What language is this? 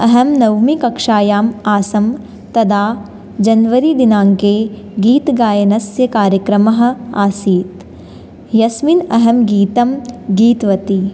Sanskrit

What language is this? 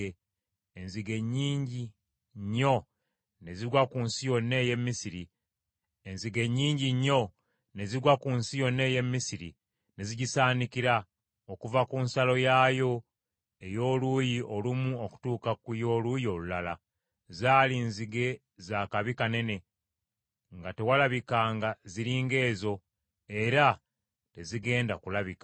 Ganda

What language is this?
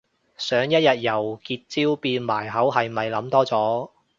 Cantonese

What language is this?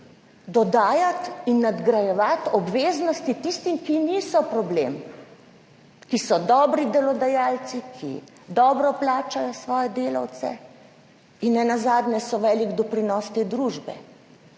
Slovenian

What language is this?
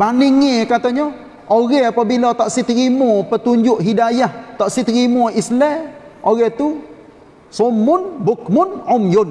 Malay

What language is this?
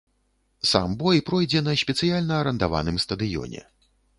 Belarusian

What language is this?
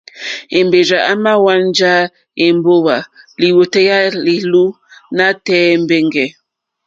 Mokpwe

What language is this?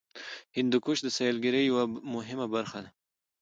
Pashto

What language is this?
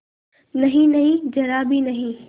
Hindi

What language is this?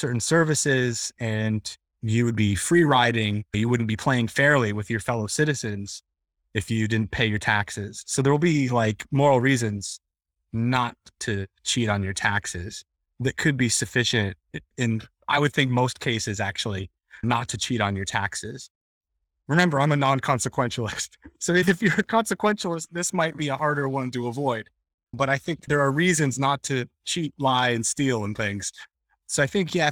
English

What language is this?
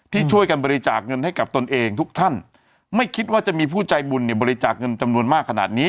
Thai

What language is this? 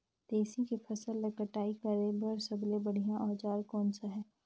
Chhattisgarhi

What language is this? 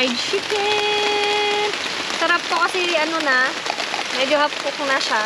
Filipino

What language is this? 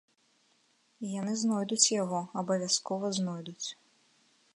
Belarusian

